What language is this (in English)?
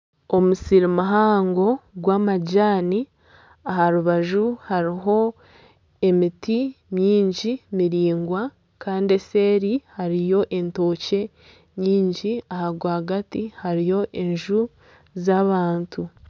Nyankole